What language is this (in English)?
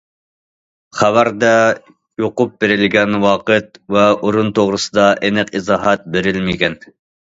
Uyghur